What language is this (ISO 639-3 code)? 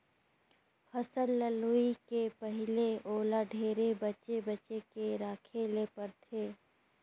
hne